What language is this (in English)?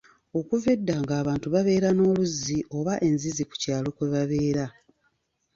Ganda